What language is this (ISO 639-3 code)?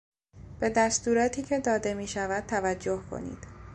fas